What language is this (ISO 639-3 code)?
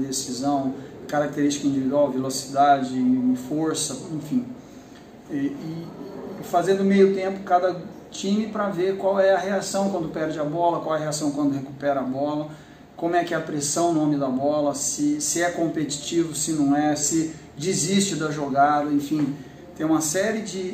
por